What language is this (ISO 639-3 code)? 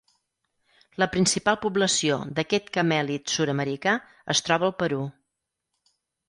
cat